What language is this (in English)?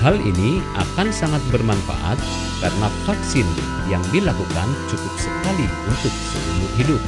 Indonesian